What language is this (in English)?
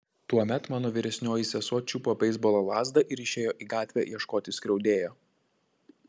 Lithuanian